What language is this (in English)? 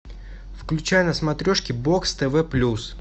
Russian